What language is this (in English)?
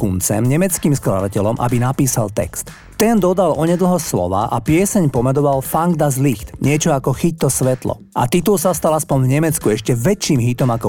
Slovak